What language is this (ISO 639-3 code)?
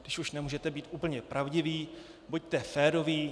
ces